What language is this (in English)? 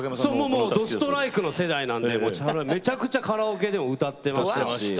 Japanese